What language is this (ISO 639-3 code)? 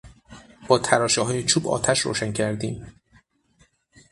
fas